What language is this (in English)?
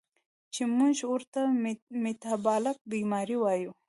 Pashto